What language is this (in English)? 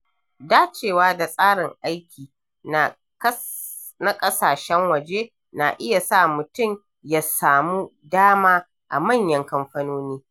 Hausa